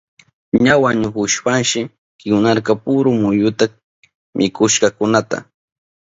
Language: Southern Pastaza Quechua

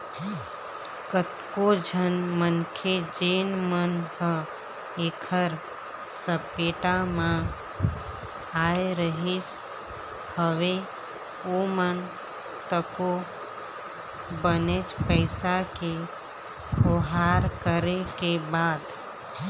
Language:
Chhattisgarhi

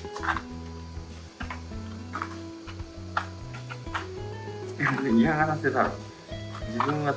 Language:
Japanese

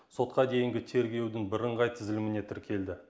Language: Kazakh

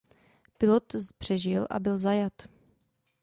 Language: Czech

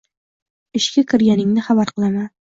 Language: Uzbek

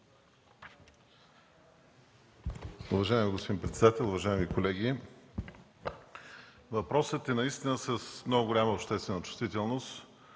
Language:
Bulgarian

